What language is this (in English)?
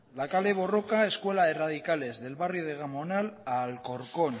Spanish